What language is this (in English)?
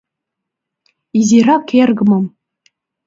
Mari